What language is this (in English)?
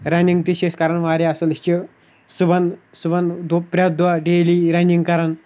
Kashmiri